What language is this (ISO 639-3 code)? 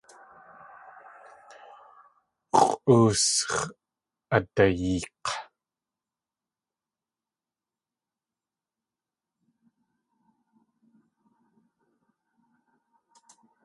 tli